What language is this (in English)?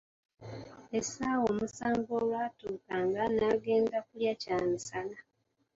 Ganda